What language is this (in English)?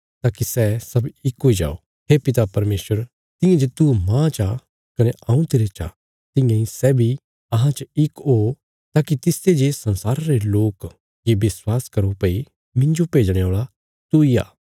Bilaspuri